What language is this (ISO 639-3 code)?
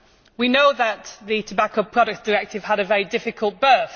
eng